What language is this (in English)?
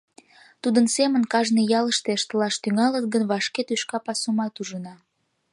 Mari